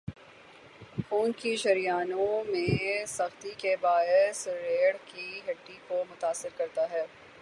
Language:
Urdu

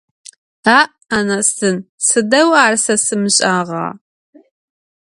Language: Adyghe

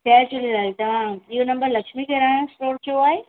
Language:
Sindhi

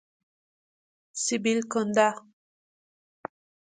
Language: Persian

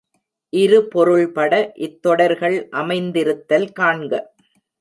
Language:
Tamil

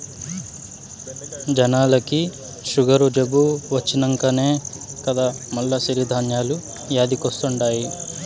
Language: Telugu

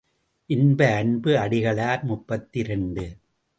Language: Tamil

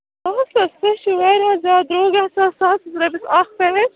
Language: Kashmiri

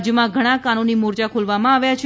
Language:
Gujarati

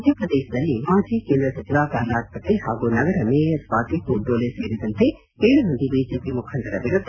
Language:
Kannada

